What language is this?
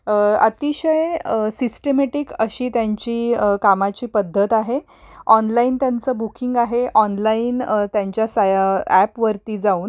Marathi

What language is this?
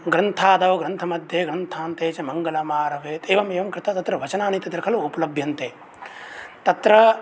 Sanskrit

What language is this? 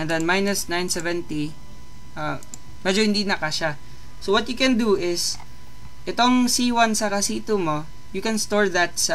Filipino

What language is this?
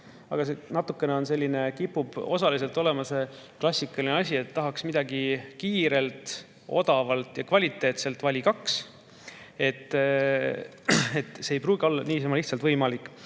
Estonian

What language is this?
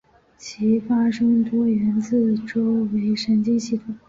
Chinese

